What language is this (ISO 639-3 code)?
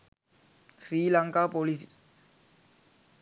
sin